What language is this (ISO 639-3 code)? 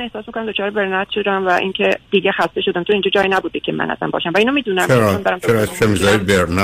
fas